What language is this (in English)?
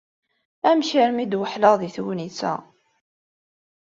Kabyle